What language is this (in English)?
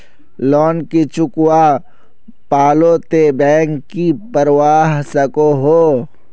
Magahi